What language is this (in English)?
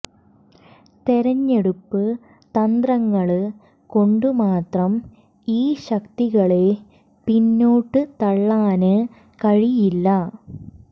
Malayalam